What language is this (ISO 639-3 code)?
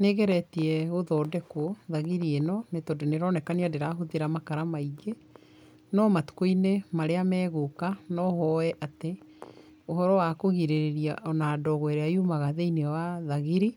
kik